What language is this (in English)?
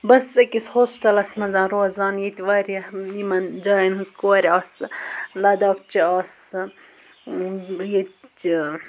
Kashmiri